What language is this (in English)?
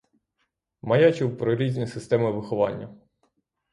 Ukrainian